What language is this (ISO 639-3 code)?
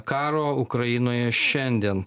lit